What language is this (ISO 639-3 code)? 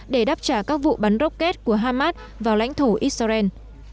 vie